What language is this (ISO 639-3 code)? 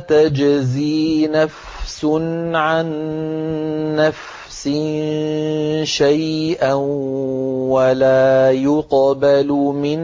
ara